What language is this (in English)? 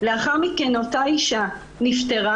Hebrew